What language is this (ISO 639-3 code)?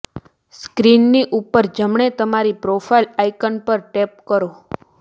guj